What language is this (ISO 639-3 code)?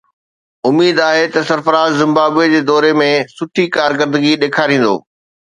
snd